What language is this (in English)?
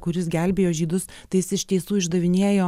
Lithuanian